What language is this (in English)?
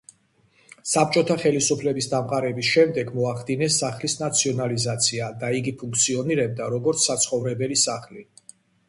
Georgian